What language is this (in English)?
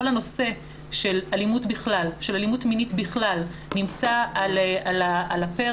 Hebrew